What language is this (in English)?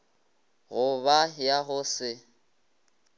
Northern Sotho